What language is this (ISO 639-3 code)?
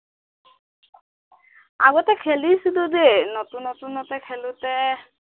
asm